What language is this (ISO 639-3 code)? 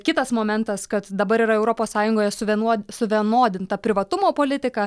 lit